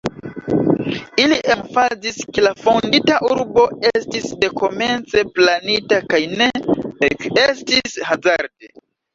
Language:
Esperanto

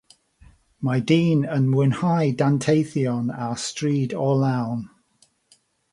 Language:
Welsh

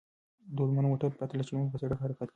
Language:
Pashto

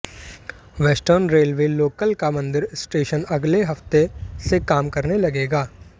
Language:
Hindi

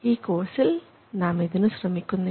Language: Malayalam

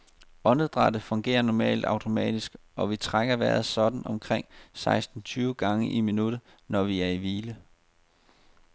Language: Danish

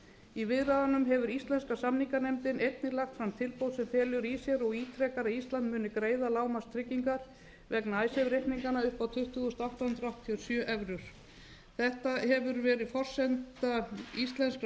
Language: Icelandic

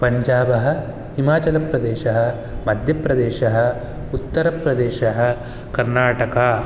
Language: Sanskrit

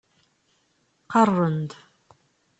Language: Kabyle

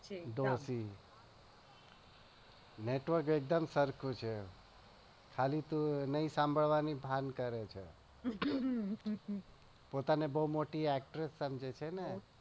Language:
Gujarati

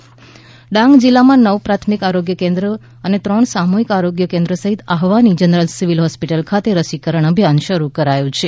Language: Gujarati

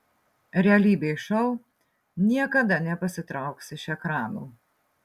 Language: Lithuanian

